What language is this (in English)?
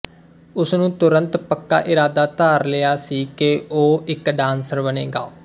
Punjabi